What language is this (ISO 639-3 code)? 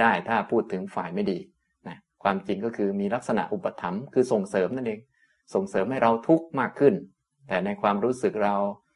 tha